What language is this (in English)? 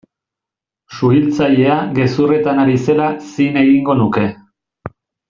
Basque